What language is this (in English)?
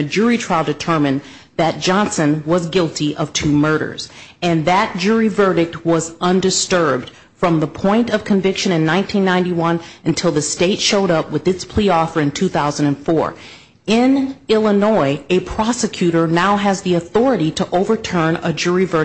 English